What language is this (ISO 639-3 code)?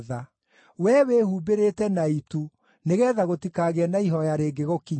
kik